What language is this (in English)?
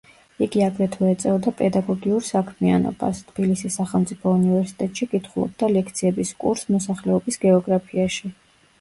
Georgian